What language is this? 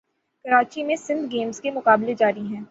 Urdu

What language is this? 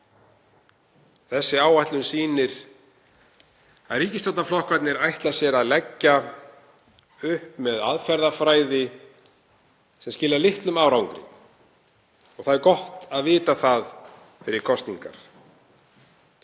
Icelandic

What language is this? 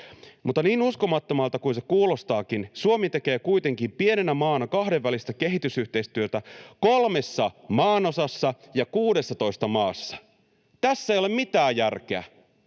Finnish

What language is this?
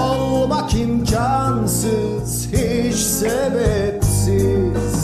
Turkish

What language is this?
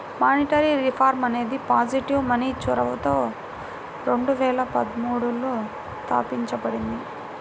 Telugu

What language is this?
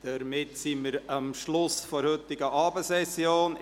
Swiss German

